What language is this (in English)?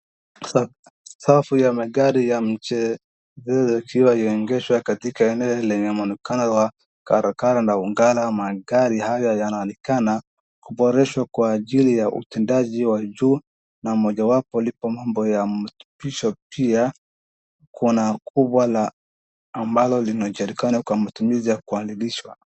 Swahili